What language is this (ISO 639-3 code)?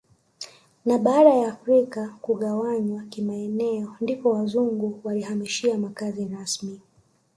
swa